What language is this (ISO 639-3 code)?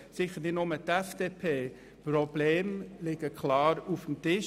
gsw